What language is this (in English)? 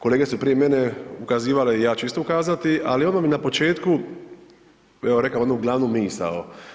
Croatian